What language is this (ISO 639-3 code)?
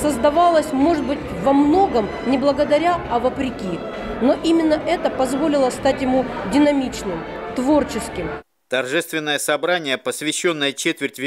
rus